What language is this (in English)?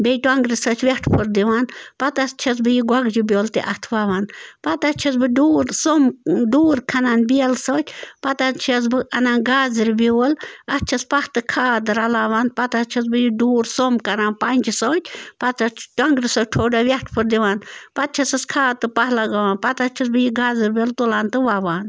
Kashmiri